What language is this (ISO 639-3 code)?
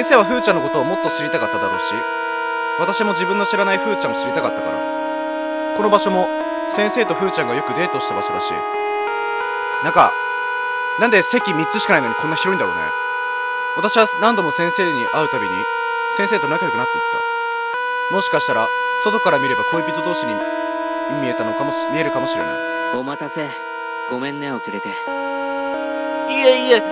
jpn